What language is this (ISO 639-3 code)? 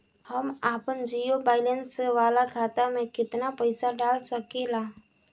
bho